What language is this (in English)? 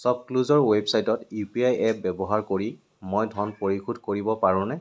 Assamese